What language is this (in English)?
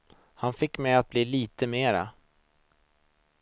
Swedish